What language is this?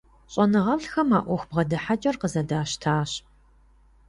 Kabardian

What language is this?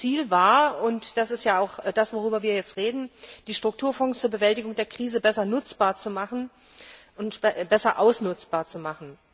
German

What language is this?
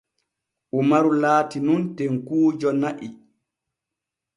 Borgu Fulfulde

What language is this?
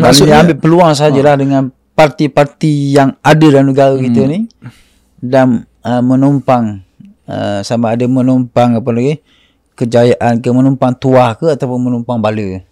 Malay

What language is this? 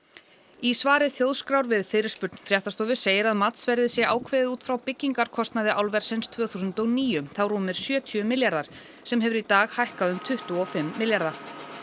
Icelandic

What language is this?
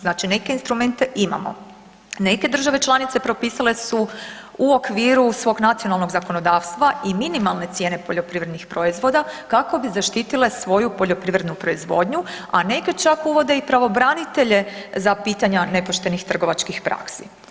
Croatian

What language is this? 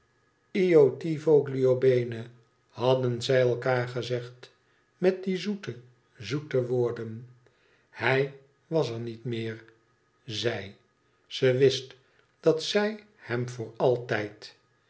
Dutch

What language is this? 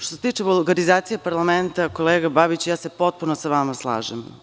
Serbian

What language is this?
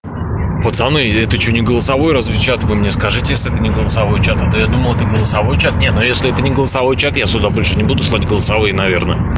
Russian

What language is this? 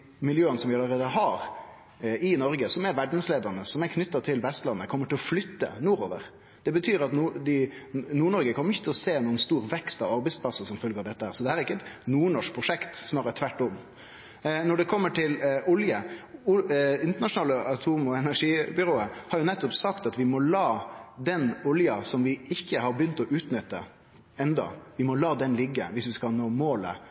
Norwegian Nynorsk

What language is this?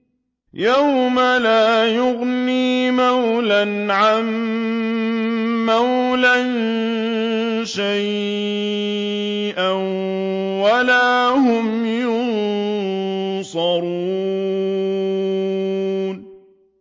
Arabic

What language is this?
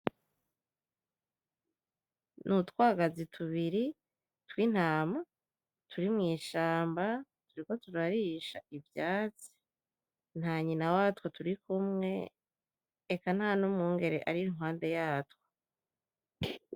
Rundi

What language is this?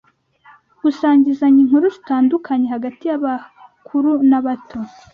Kinyarwanda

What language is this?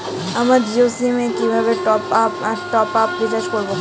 Bangla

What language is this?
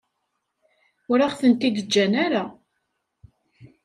Kabyle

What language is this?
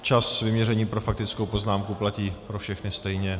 Czech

